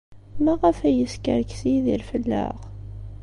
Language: Kabyle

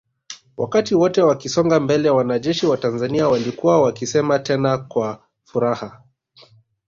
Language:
Swahili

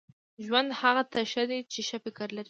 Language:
Pashto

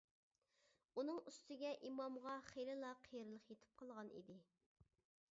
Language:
Uyghur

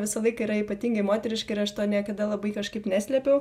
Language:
Lithuanian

